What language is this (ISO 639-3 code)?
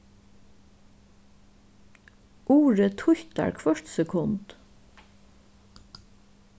fao